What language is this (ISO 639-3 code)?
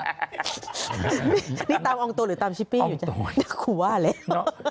tha